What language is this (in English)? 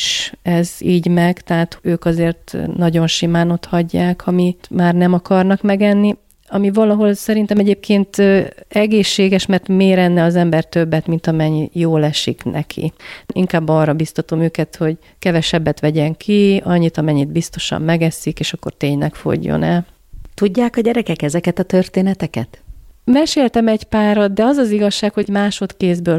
Hungarian